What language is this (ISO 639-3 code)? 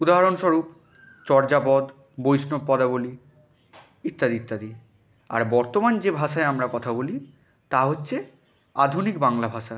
ben